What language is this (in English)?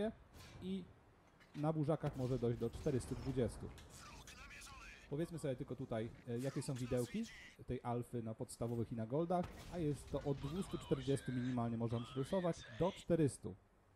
Polish